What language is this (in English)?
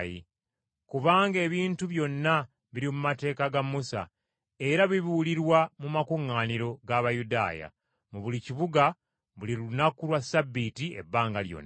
Ganda